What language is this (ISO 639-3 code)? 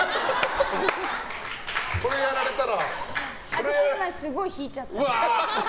jpn